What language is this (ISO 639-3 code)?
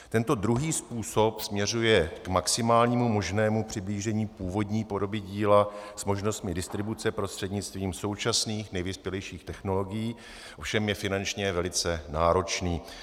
ces